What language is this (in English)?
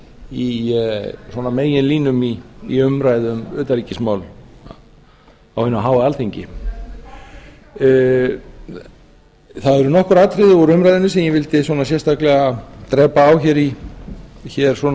Icelandic